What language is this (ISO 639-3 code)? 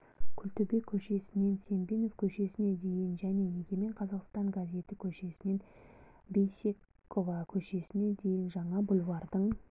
kaz